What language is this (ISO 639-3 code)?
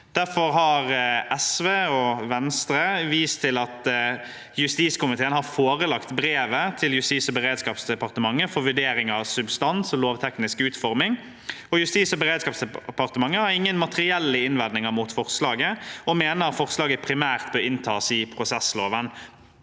nor